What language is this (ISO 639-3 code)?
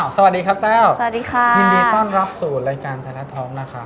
tha